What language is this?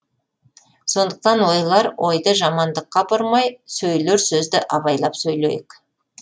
Kazakh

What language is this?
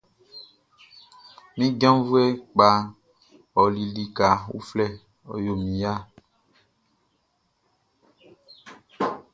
Baoulé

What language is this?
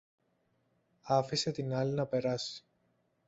Greek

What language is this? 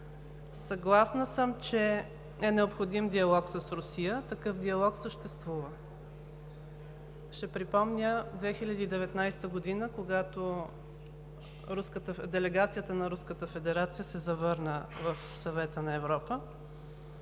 Bulgarian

